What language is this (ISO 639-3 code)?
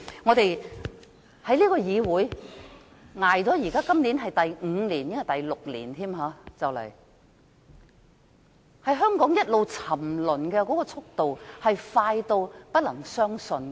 yue